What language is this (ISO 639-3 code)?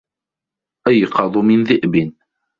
ara